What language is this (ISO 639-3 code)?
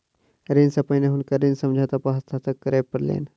mai